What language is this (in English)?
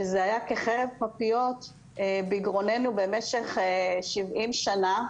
Hebrew